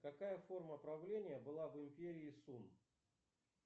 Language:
Russian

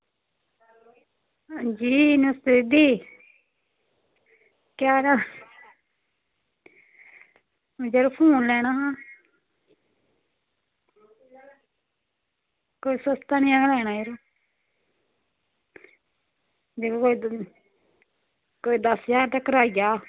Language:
Dogri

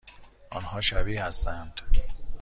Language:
Persian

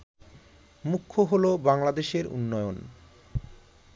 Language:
Bangla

